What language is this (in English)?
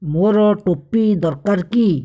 Odia